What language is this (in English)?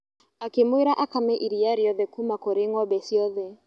Kikuyu